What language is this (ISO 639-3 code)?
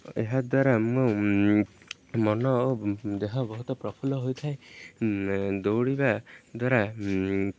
ori